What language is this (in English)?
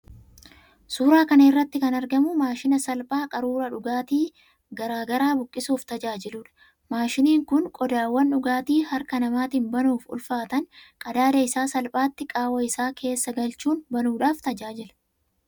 Oromo